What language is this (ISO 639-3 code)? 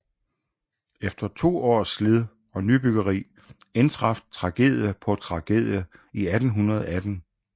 dan